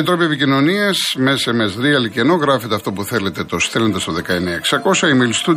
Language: Greek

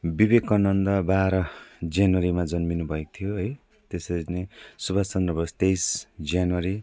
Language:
Nepali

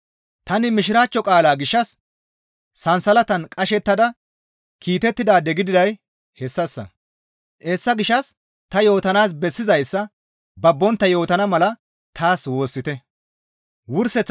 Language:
Gamo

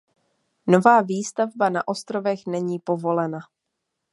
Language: Czech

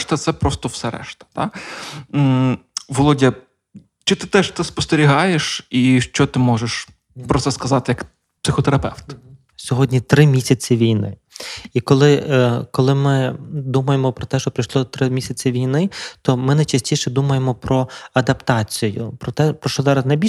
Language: Ukrainian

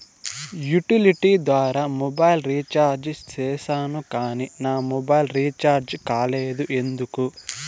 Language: Telugu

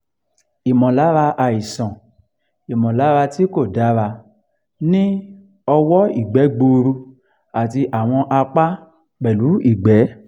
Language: Yoruba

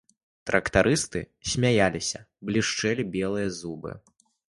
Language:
Belarusian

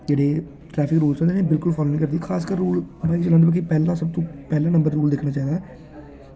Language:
Dogri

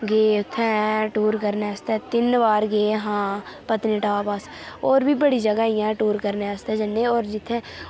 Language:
Dogri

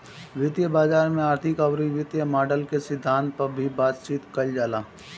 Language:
Bhojpuri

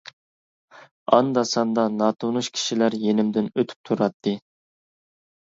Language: Uyghur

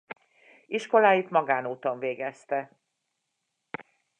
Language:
Hungarian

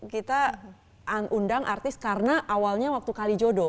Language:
Indonesian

